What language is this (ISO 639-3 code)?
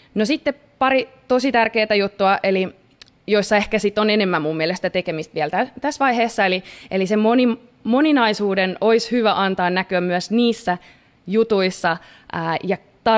fin